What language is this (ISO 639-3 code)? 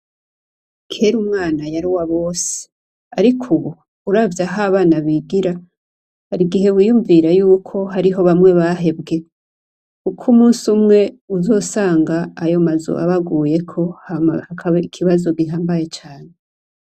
run